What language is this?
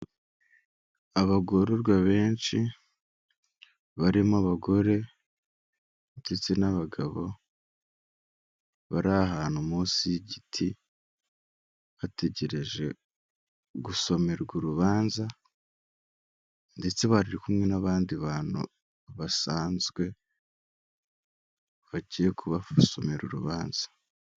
Kinyarwanda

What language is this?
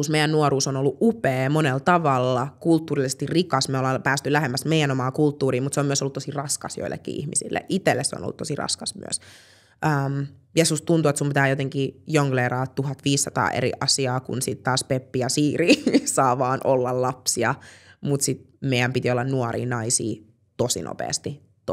Finnish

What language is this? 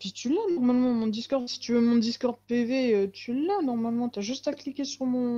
French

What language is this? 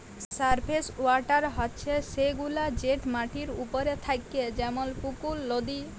Bangla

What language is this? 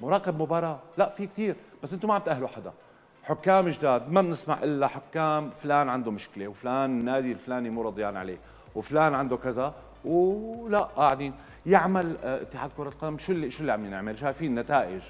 Arabic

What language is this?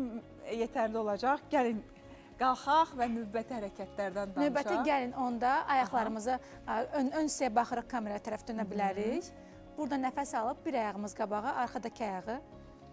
Turkish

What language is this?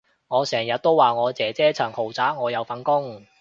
Cantonese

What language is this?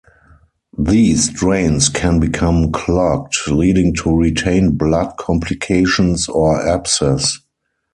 English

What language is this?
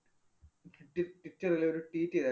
Malayalam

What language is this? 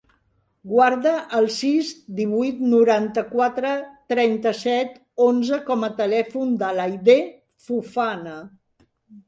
Catalan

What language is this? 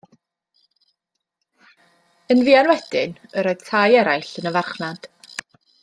Welsh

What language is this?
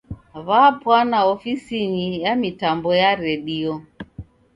Taita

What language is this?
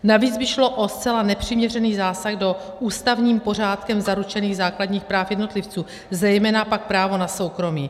Czech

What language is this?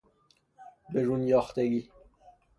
Persian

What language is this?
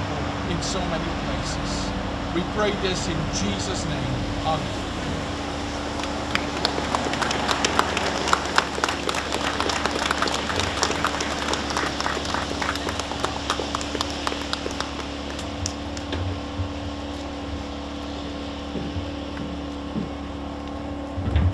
English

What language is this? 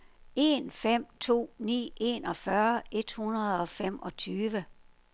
Danish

